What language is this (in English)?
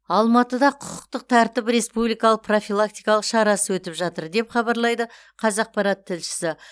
Kazakh